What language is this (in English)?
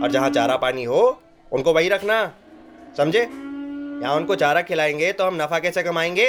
Hindi